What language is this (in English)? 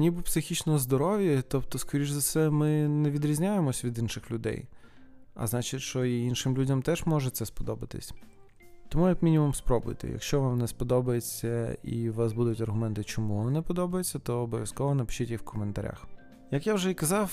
Ukrainian